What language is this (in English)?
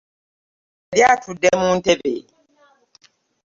Ganda